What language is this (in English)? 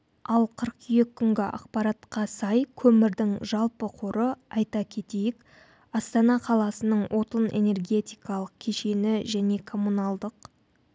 Kazakh